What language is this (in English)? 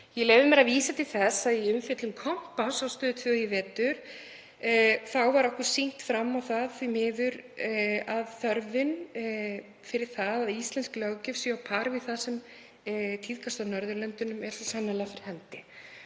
Icelandic